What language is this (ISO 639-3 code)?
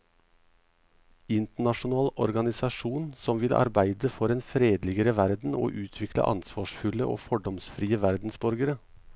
nor